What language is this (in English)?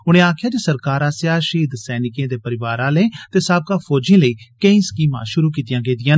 Dogri